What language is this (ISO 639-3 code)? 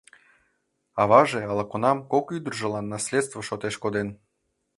chm